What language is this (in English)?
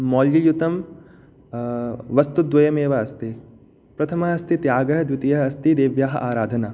Sanskrit